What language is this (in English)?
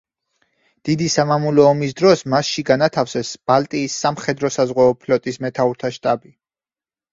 Georgian